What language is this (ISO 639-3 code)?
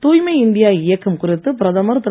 tam